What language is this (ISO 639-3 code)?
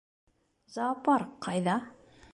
bak